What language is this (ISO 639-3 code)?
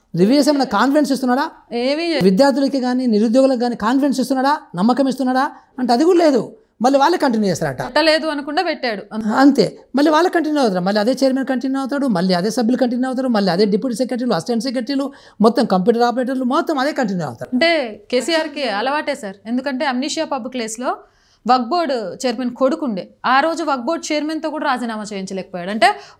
hin